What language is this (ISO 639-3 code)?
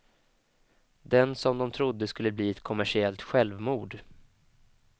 swe